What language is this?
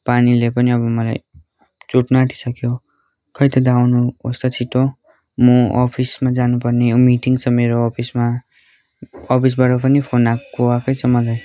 Nepali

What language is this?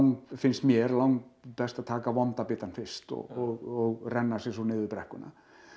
Icelandic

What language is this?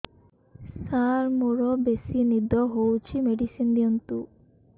Odia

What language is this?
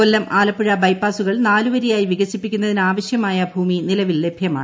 Malayalam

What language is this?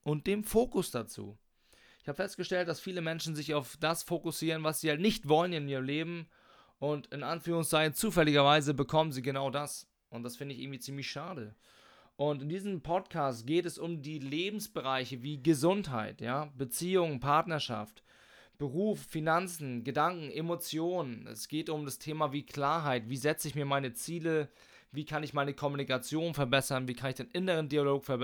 German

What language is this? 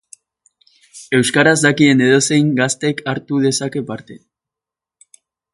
Basque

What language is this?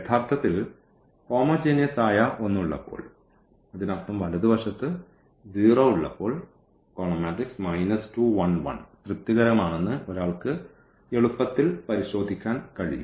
Malayalam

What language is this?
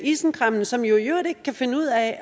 Danish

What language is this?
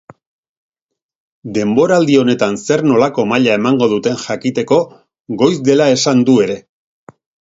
Basque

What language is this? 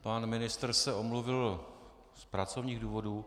Czech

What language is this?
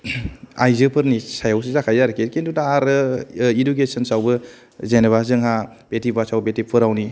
Bodo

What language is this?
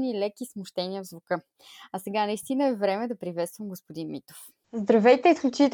Bulgarian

